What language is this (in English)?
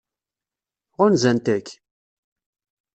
Kabyle